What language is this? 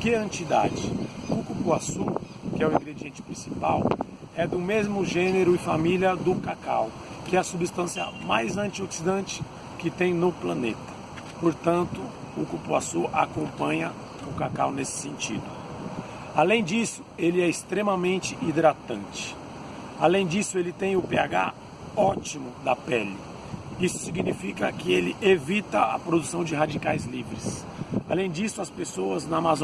Portuguese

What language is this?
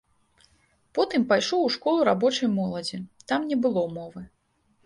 Belarusian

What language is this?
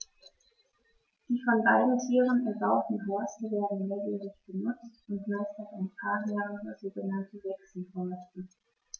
German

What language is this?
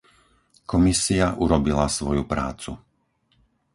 Slovak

